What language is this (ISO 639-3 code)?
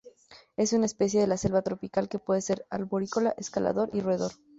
spa